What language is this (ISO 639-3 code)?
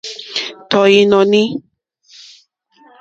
bri